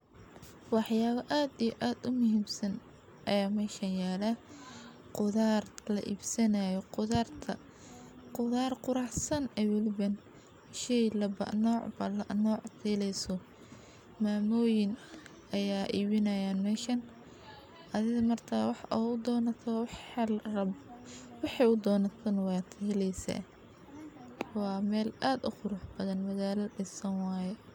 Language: Somali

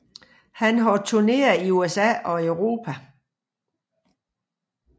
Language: Danish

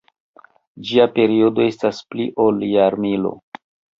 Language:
Esperanto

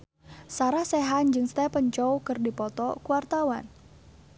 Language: Sundanese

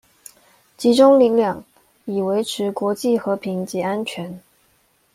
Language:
Chinese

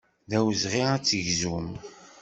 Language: Kabyle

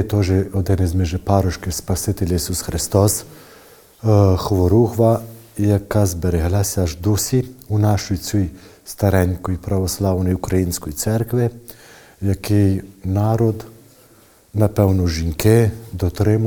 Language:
Ukrainian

